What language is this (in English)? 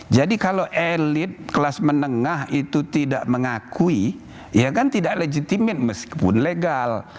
Indonesian